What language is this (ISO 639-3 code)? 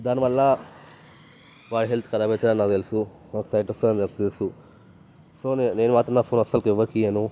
tel